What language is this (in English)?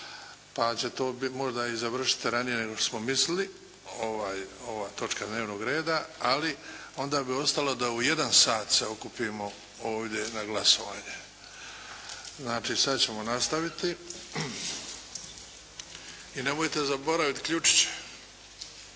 Croatian